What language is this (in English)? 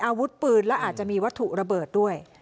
Thai